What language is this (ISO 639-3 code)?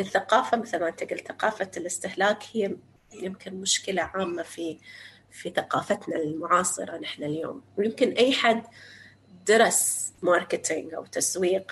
ara